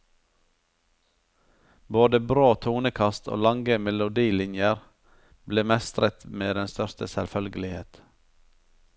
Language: Norwegian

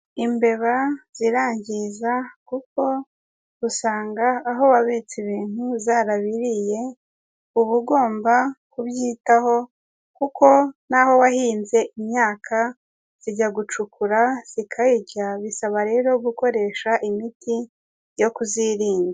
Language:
Kinyarwanda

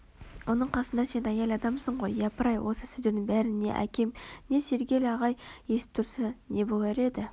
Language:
Kazakh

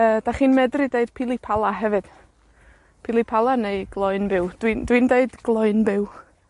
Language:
Welsh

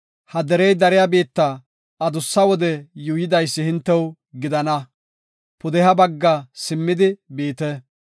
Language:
Gofa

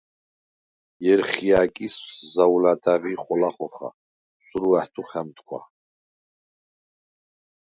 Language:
Svan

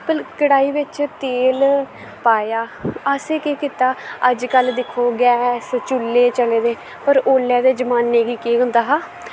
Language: Dogri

